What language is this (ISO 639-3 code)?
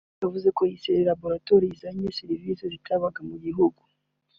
kin